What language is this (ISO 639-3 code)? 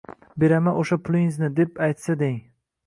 uzb